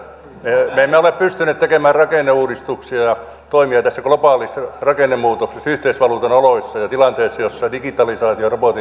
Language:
Finnish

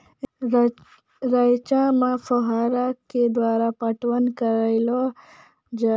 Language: Maithili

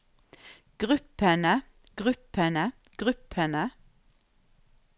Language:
Norwegian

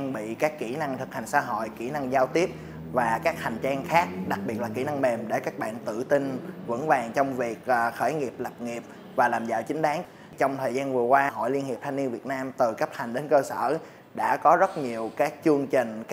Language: Vietnamese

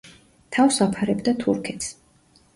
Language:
Georgian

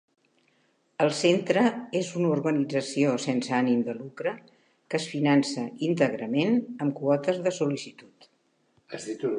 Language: Catalan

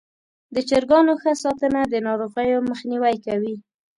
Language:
Pashto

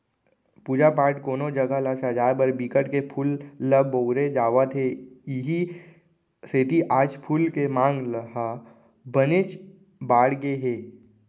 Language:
Chhattisgarhi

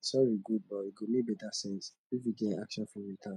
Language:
Nigerian Pidgin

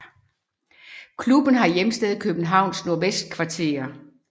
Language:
Danish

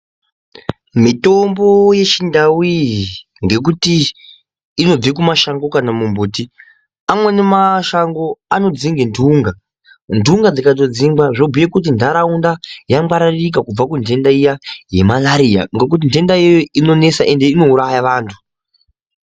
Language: Ndau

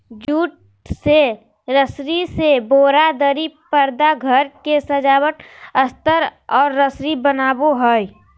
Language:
Magahi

